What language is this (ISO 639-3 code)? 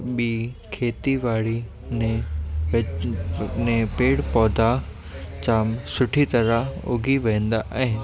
snd